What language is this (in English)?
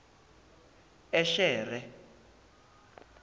Zulu